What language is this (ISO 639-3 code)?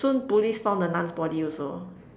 eng